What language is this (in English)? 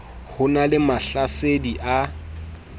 Southern Sotho